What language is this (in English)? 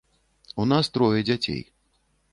Belarusian